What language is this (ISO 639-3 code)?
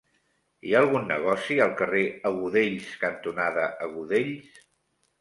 cat